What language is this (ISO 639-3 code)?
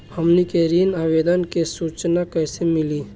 bho